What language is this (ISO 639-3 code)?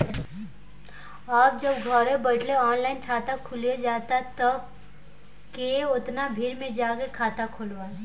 bho